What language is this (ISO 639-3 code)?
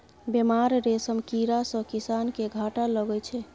mai